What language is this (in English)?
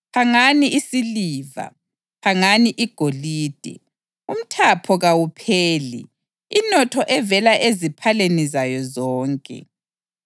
North Ndebele